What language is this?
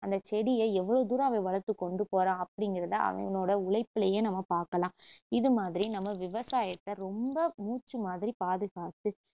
Tamil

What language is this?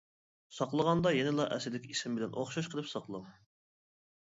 Uyghur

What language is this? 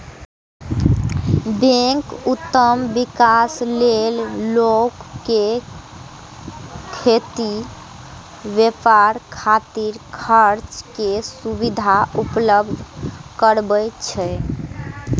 Maithili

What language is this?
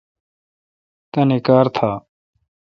Kalkoti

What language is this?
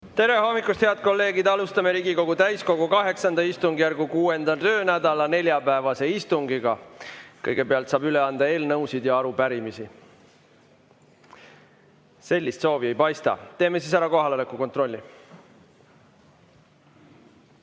Estonian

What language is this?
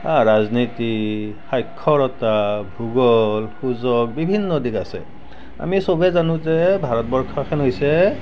Assamese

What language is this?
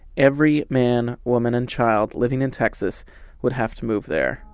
English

